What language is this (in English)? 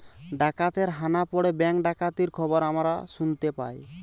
Bangla